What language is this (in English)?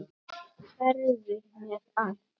Icelandic